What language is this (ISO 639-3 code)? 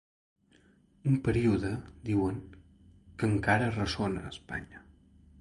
cat